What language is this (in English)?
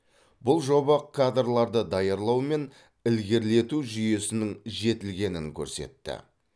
Kazakh